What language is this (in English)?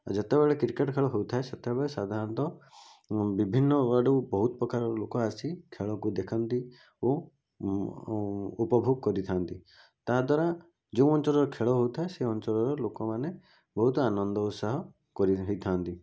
Odia